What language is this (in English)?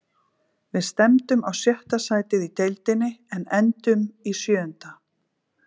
Icelandic